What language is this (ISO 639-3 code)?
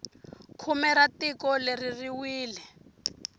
tso